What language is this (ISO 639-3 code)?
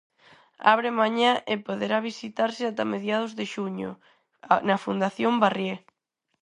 glg